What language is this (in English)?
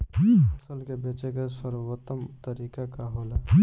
Bhojpuri